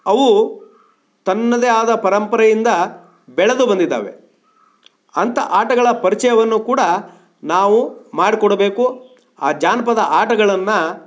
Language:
Kannada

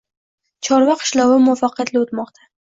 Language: Uzbek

